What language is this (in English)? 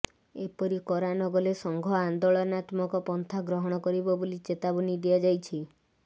Odia